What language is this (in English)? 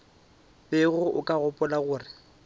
Northern Sotho